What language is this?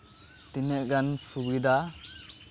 Santali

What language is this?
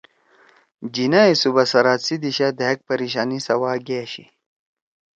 Torwali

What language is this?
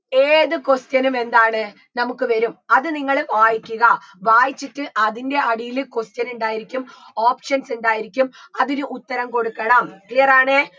Malayalam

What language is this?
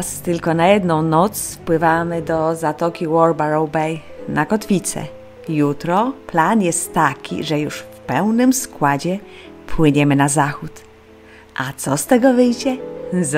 Polish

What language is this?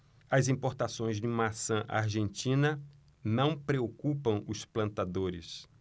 Portuguese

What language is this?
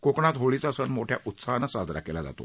Marathi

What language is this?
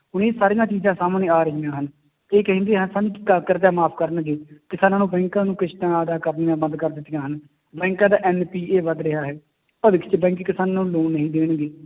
Punjabi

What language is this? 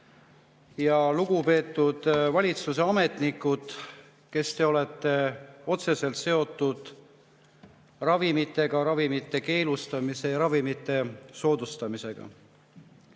Estonian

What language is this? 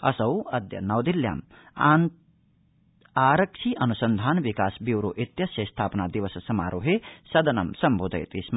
Sanskrit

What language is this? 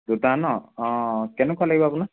Assamese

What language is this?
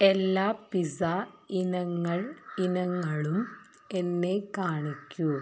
Malayalam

